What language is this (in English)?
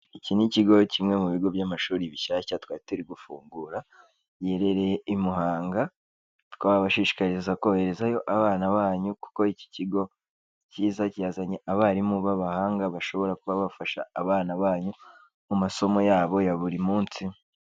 Kinyarwanda